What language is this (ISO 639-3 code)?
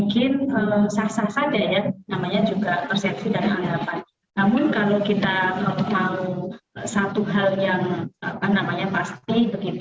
ind